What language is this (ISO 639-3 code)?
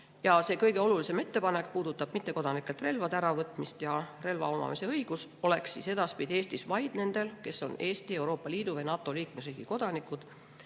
est